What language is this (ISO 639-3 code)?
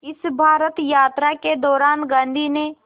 hin